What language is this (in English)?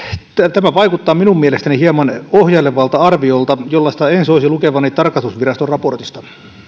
Finnish